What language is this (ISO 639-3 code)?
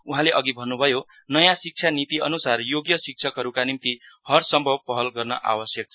nep